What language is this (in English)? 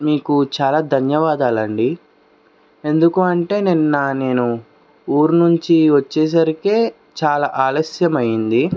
Telugu